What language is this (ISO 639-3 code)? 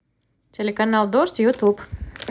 rus